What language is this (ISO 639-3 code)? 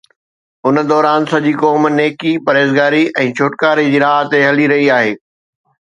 snd